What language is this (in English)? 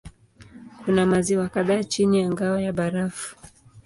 Swahili